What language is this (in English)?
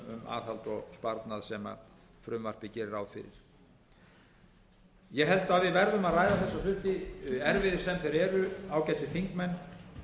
Icelandic